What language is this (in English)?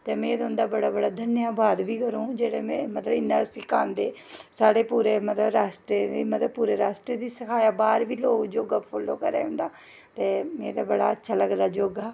Dogri